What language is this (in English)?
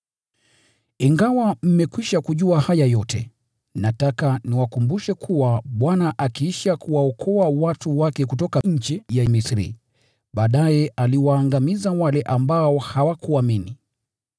Swahili